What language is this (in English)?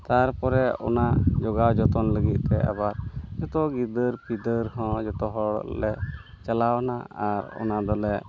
Santali